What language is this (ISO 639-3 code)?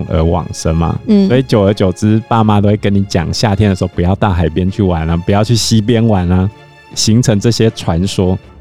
zho